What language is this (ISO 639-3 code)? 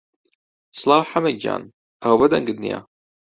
ckb